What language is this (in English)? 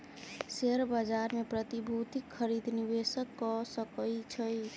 Maithili